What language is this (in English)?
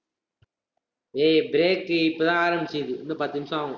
Tamil